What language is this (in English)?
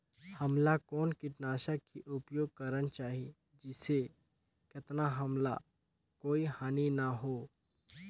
Chhattisgarhi